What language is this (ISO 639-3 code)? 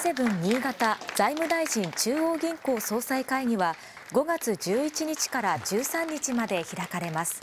jpn